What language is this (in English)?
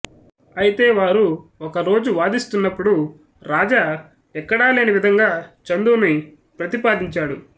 Telugu